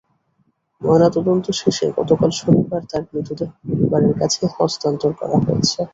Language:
Bangla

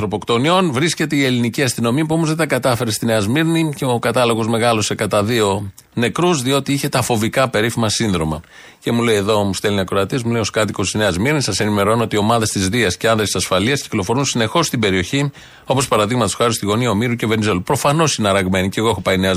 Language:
Greek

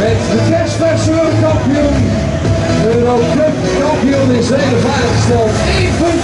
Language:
Dutch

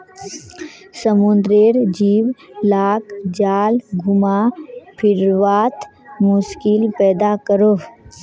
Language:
Magahi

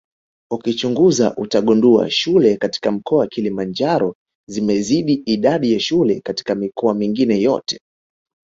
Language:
Swahili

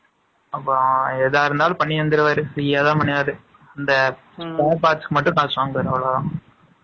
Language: Tamil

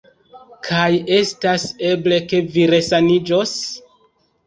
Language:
Esperanto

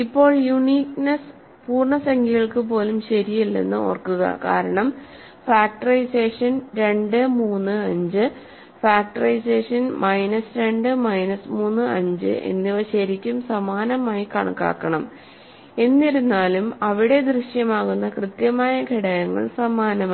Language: Malayalam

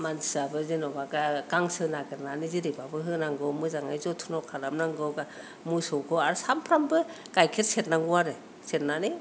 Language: Bodo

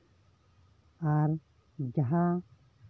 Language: Santali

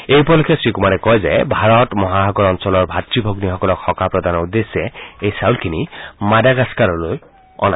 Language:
Assamese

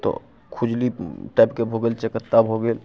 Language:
Maithili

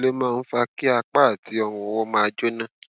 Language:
Yoruba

